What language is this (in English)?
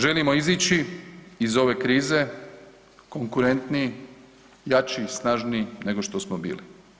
Croatian